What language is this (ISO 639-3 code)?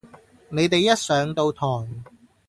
yue